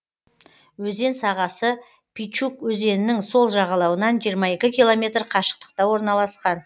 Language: Kazakh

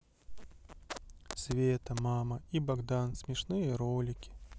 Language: Russian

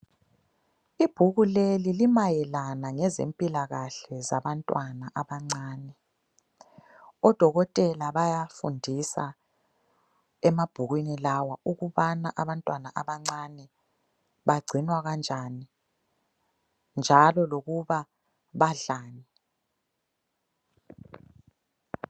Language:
North Ndebele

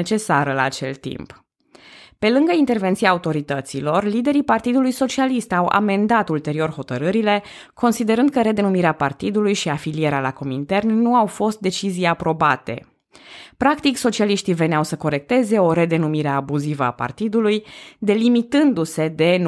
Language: Romanian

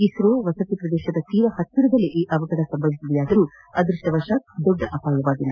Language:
Kannada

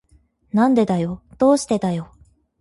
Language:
Japanese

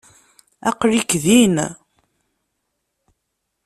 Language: Kabyle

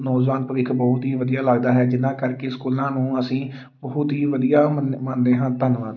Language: Punjabi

